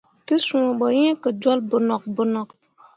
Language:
Mundang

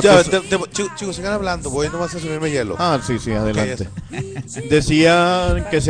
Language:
Spanish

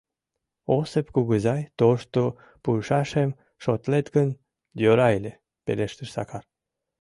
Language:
Mari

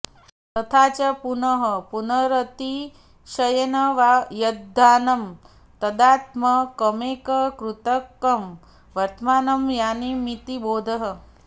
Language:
Sanskrit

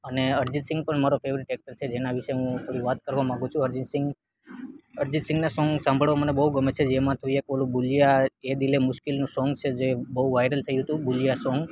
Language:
Gujarati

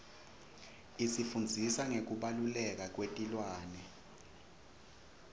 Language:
Swati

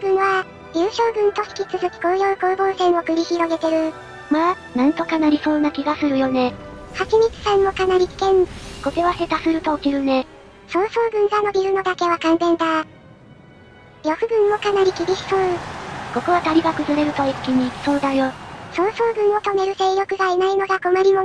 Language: Japanese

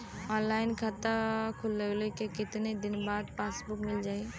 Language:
Bhojpuri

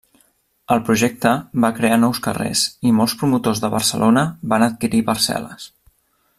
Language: Catalan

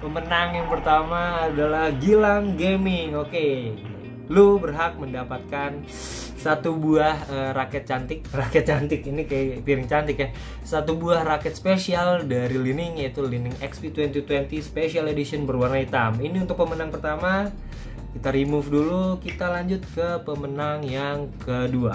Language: Indonesian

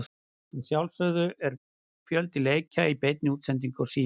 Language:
Icelandic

